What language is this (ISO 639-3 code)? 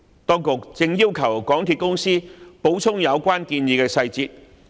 yue